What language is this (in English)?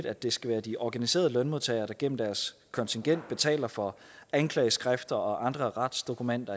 Danish